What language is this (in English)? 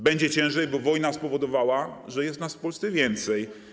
Polish